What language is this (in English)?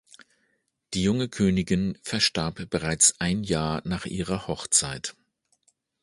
German